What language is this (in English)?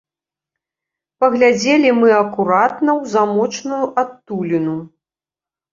Belarusian